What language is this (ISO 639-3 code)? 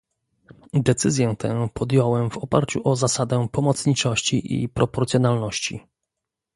pol